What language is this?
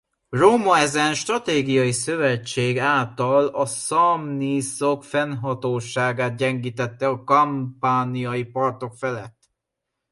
Hungarian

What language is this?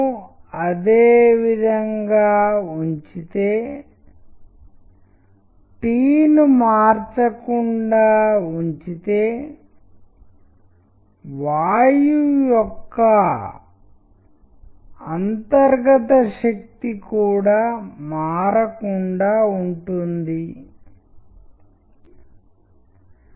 Telugu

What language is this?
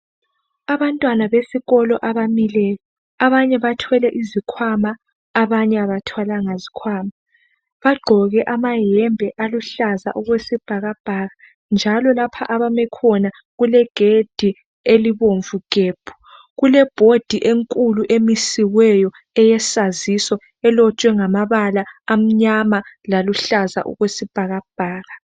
North Ndebele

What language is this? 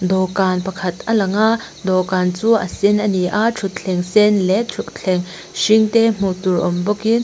Mizo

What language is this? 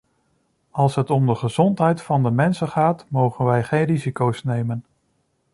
Dutch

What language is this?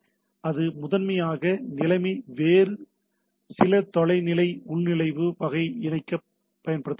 Tamil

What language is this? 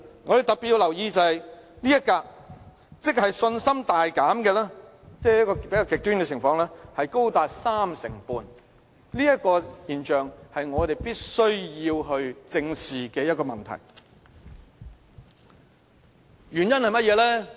Cantonese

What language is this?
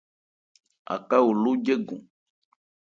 Ebrié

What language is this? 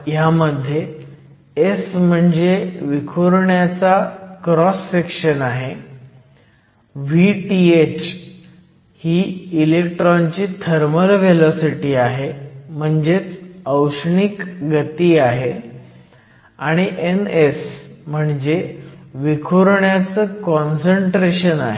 Marathi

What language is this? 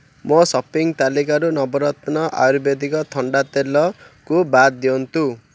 Odia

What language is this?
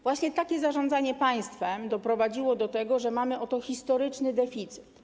Polish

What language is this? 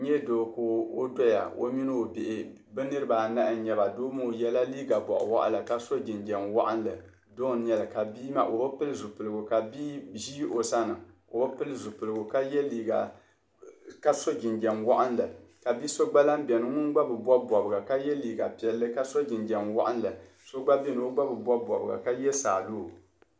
Dagbani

